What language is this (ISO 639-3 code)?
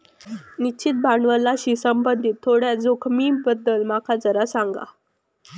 mar